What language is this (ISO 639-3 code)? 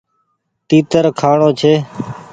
gig